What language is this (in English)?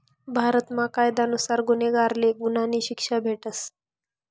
Marathi